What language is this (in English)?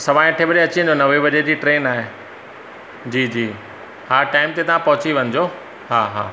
Sindhi